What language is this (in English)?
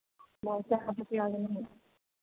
Manipuri